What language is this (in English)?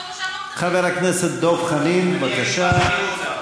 Hebrew